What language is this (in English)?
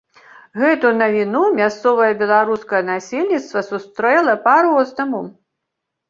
Belarusian